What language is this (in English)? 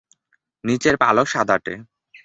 Bangla